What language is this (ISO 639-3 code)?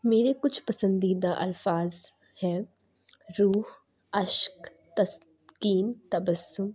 urd